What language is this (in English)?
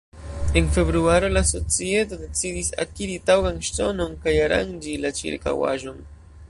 Esperanto